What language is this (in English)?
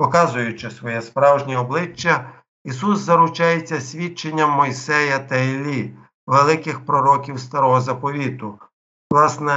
Ukrainian